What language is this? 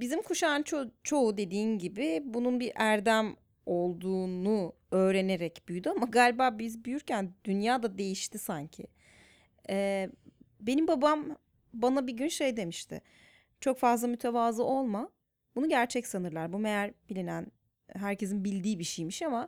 Turkish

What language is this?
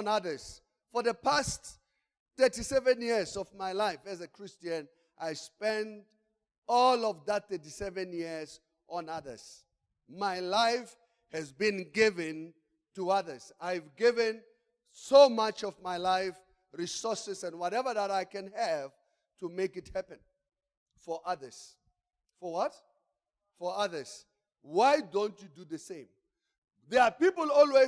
English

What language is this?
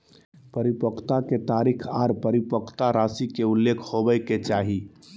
Magahi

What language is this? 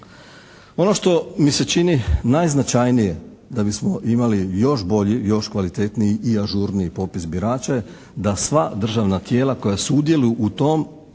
Croatian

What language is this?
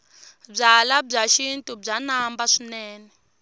Tsonga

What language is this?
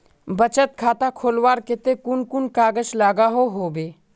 Magahi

